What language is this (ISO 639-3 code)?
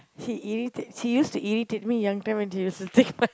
eng